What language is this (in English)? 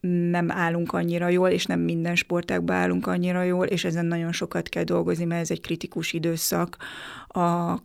Hungarian